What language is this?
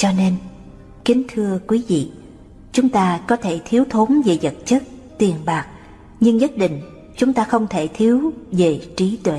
Vietnamese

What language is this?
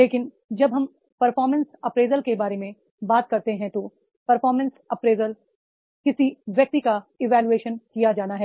Hindi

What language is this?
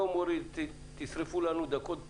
Hebrew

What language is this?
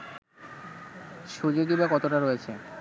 Bangla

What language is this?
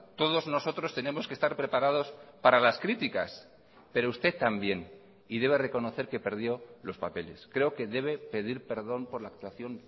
Spanish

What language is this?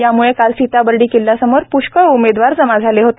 Marathi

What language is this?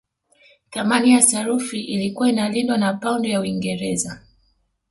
Swahili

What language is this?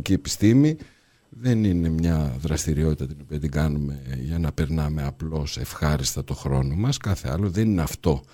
Greek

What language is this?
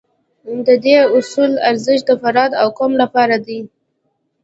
Pashto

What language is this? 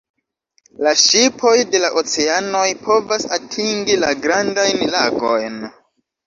Esperanto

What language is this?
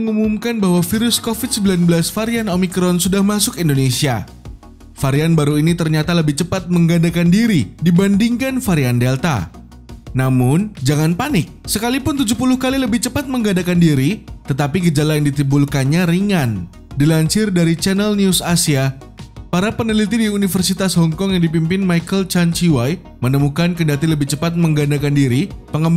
Indonesian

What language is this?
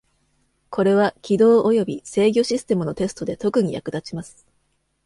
Japanese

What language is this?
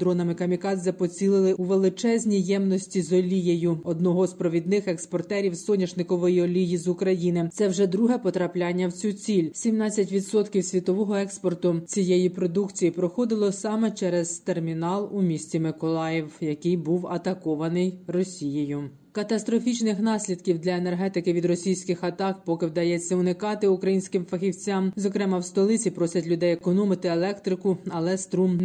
Ukrainian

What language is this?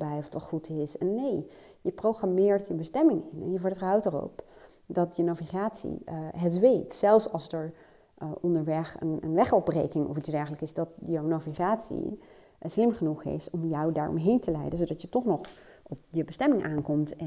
Dutch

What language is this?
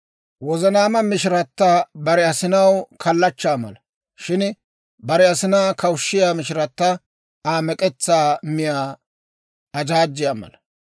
Dawro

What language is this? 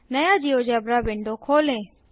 Hindi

